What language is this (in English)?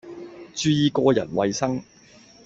Cantonese